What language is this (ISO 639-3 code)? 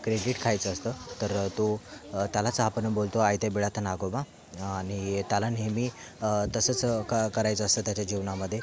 mar